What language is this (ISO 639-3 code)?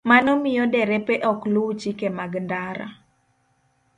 luo